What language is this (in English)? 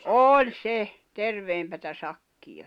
Finnish